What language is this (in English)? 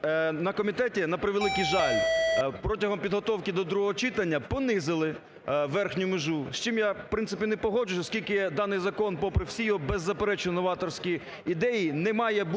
Ukrainian